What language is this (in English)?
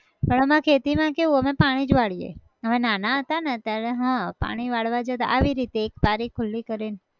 Gujarati